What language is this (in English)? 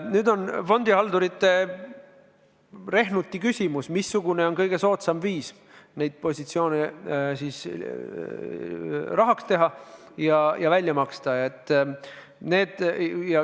Estonian